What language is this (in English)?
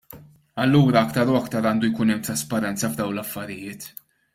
Maltese